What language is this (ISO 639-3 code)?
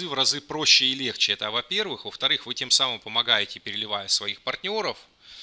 rus